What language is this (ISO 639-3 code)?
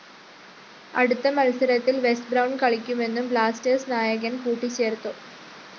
mal